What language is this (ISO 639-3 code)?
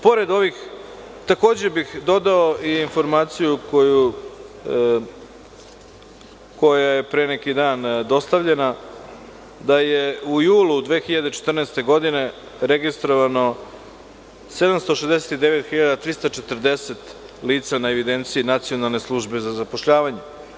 srp